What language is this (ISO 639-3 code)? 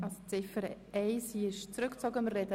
gsw